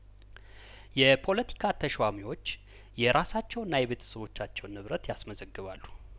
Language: Amharic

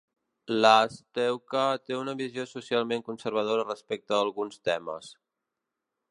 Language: Catalan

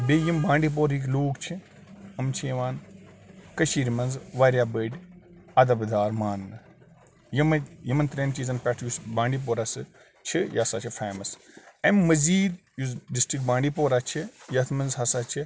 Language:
Kashmiri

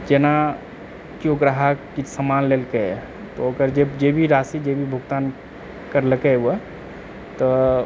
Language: Maithili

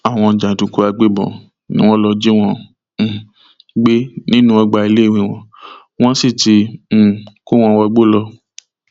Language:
Yoruba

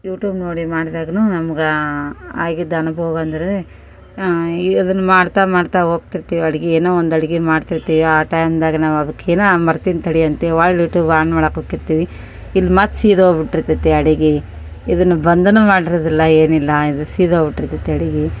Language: Kannada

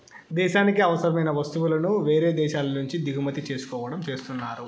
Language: Telugu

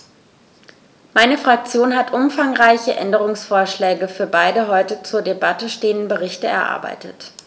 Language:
German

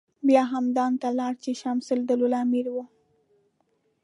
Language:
Pashto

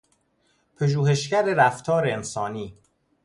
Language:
Persian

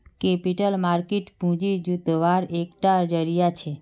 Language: Magahi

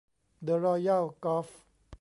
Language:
Thai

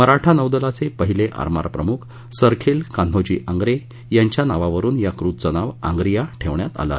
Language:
Marathi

